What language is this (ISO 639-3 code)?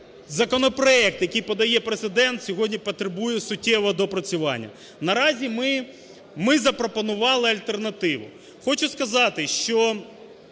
ukr